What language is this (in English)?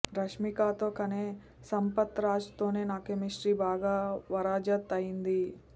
Telugu